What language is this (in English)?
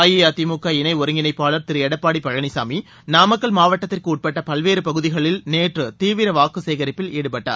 Tamil